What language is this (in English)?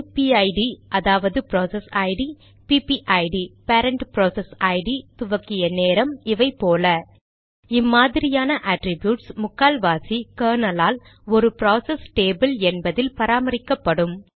Tamil